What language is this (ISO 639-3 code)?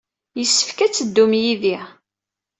kab